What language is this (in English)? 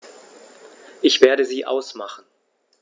German